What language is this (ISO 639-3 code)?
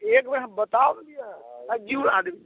mai